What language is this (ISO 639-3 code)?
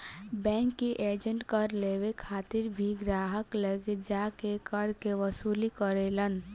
bho